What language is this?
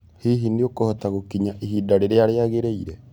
Kikuyu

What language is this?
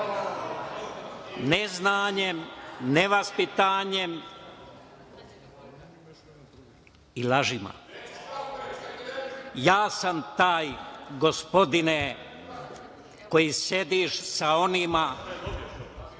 Serbian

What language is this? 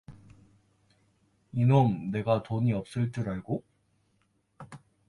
Korean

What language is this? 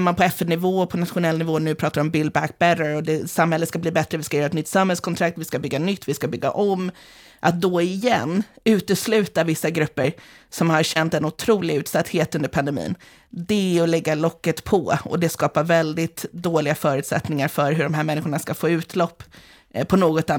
Swedish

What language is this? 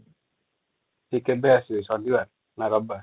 Odia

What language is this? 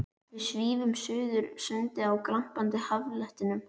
Icelandic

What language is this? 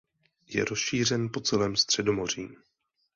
Czech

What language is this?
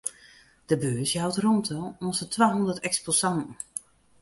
Western Frisian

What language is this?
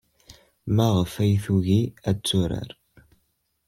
Kabyle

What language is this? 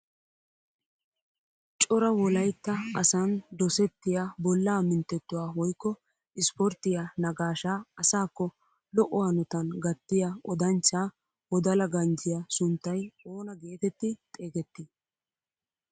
Wolaytta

